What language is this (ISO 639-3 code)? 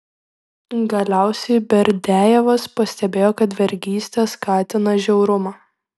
lit